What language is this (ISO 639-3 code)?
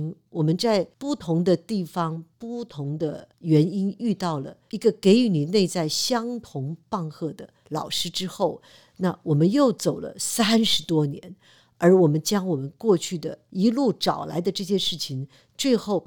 zho